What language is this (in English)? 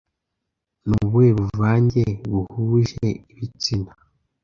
Kinyarwanda